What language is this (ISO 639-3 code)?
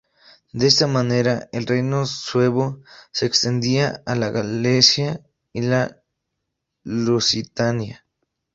spa